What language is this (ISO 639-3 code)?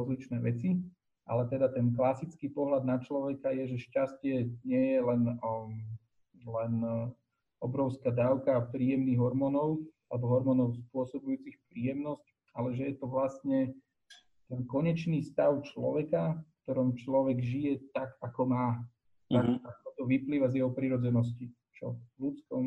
slk